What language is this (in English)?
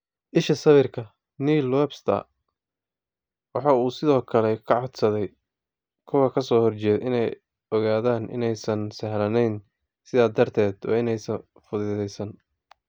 Somali